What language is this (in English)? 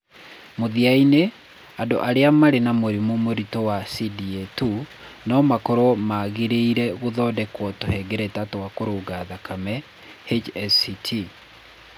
Kikuyu